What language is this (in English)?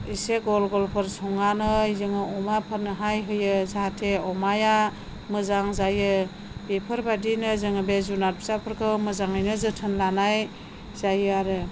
Bodo